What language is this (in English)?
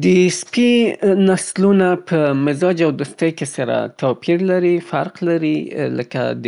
Southern Pashto